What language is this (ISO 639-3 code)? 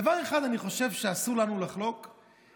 heb